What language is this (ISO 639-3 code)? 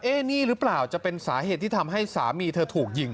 tha